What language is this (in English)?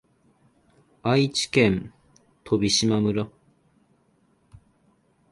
Japanese